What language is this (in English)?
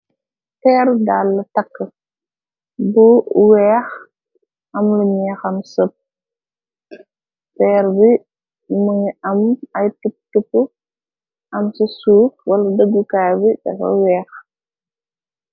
Wolof